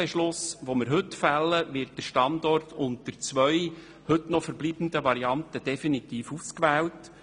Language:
Swiss German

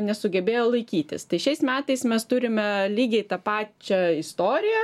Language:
Lithuanian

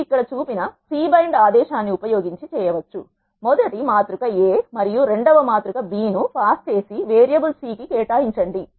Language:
Telugu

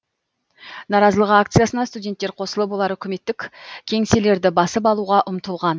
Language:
Kazakh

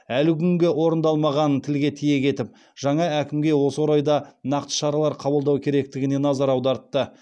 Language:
Kazakh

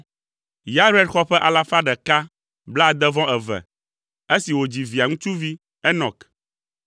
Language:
Ewe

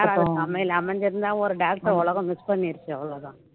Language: Tamil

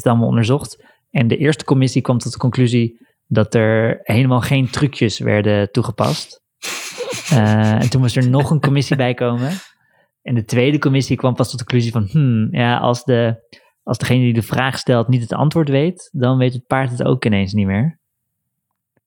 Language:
Dutch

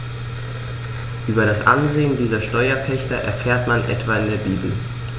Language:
German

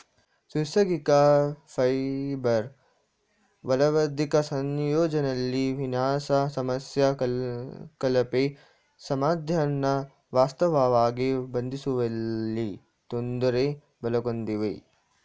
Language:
Kannada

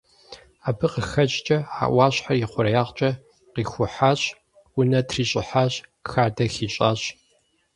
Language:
Kabardian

